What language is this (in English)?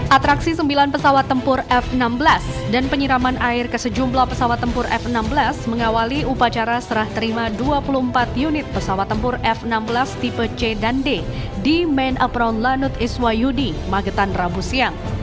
Indonesian